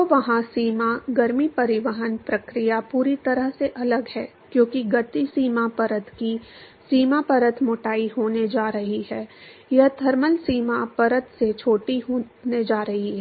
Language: Hindi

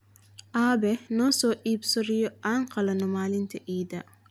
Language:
Somali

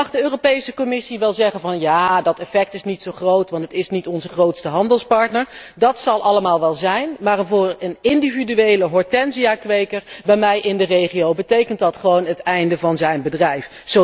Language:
Dutch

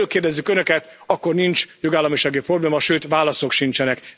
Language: Hungarian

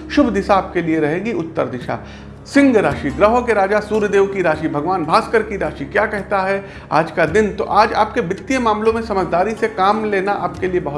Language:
Hindi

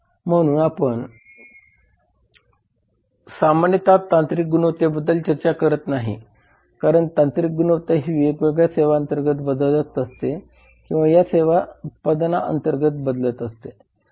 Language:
Marathi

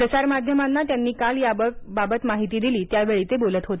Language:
Marathi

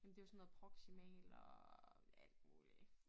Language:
Danish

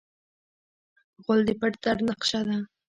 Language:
Pashto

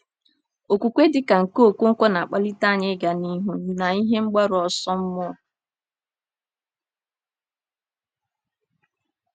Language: Igbo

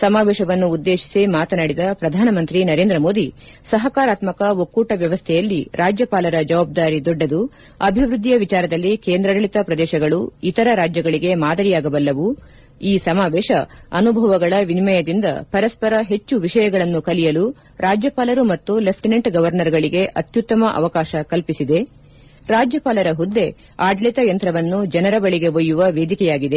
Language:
Kannada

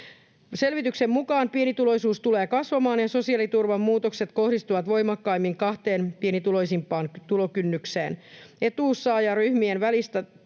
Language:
Finnish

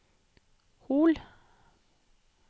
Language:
Norwegian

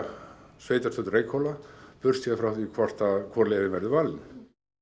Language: Icelandic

